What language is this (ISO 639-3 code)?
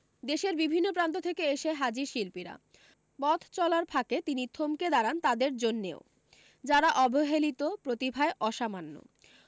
ben